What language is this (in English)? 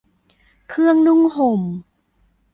Thai